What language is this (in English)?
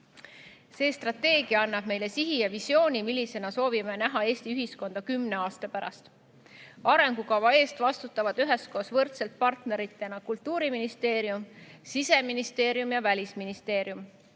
Estonian